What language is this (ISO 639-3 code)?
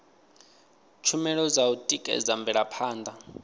ven